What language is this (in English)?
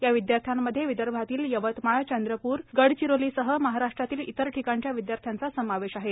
Marathi